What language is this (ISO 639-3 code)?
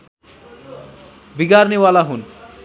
nep